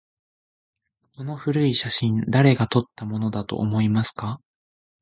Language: Japanese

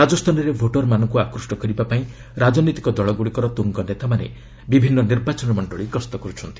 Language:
Odia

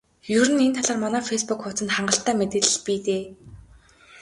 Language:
Mongolian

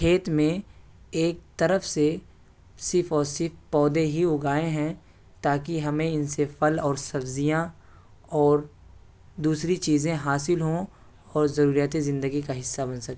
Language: Urdu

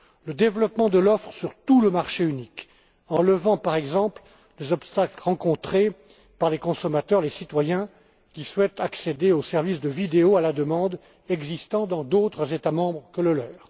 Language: French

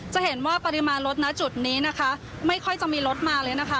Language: Thai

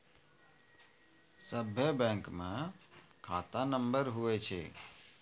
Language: Maithili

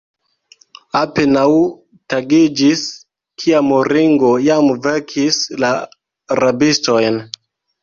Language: Esperanto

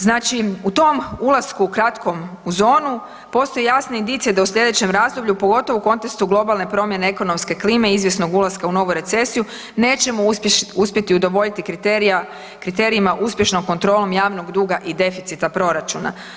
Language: Croatian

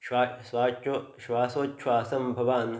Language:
Sanskrit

